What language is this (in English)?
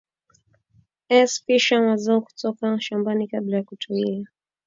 Swahili